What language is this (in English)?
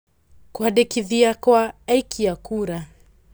Kikuyu